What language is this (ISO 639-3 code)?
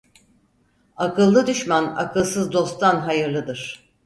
tur